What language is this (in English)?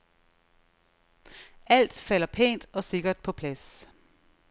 Danish